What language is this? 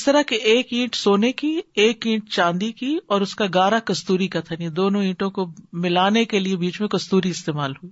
Urdu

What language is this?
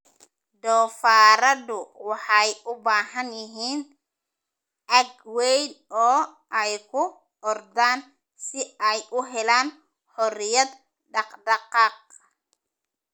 Somali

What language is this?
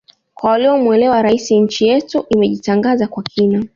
Swahili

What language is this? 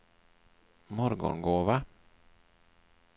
Swedish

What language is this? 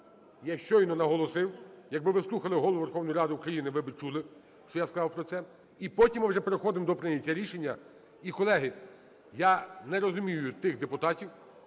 Ukrainian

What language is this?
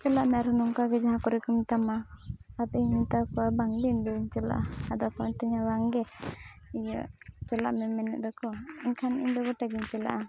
Santali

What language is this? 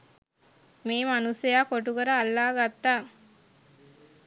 Sinhala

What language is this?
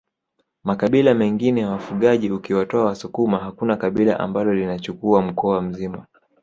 Swahili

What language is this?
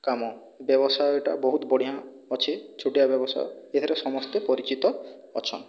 Odia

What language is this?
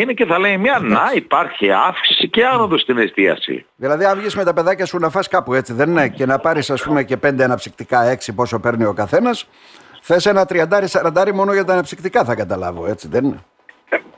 Greek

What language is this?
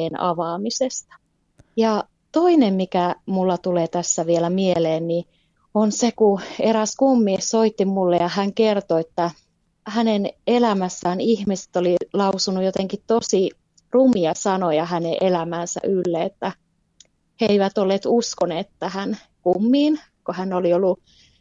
Finnish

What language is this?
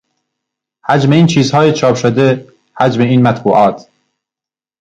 Persian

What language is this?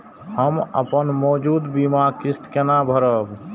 Maithili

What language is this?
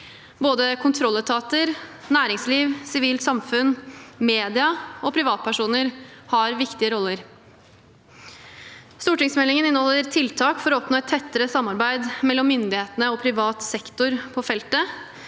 Norwegian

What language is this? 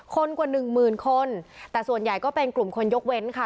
Thai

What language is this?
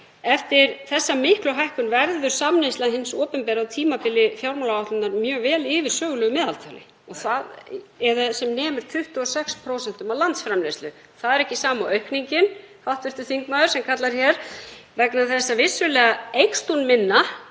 Icelandic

